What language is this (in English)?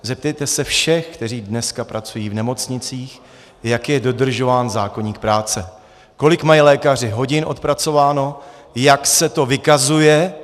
Czech